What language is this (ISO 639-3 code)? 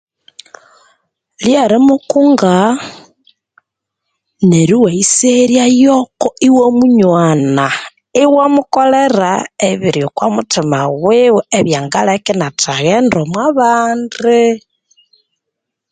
koo